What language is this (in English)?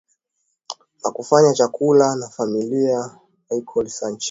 Swahili